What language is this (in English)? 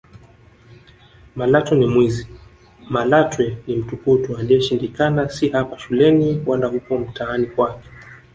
Swahili